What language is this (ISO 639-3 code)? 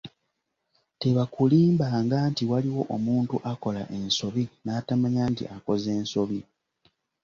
lug